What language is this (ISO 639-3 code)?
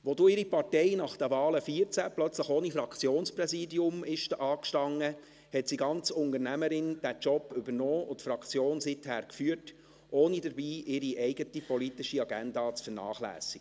gsw